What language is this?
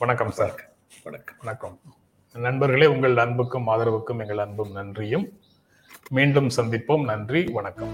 Tamil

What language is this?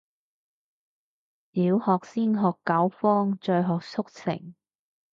Cantonese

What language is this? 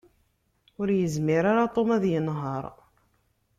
Kabyle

